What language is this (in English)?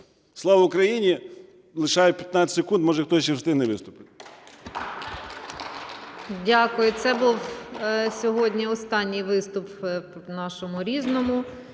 Ukrainian